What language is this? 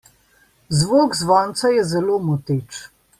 Slovenian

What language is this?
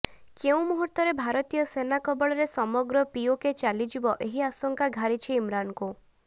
Odia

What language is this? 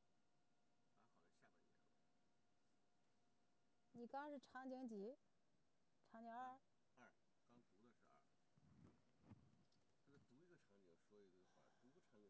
Chinese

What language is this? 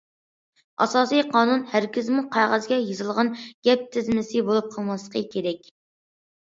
Uyghur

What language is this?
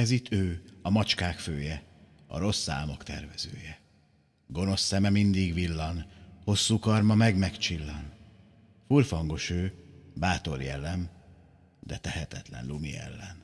Hungarian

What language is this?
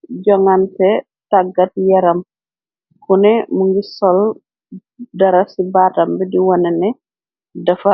Wolof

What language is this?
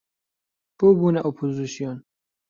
Central Kurdish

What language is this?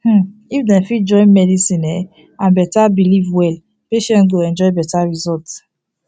Nigerian Pidgin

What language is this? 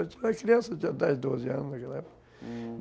Portuguese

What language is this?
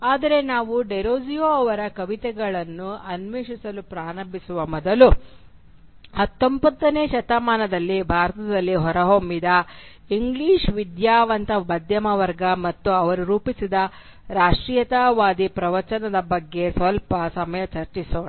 Kannada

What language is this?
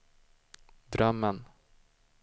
Swedish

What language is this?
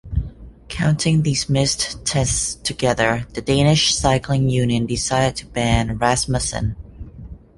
English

